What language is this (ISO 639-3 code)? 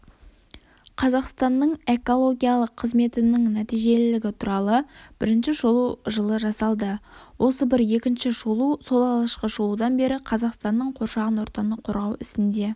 kaz